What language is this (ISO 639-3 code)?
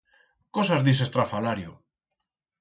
arg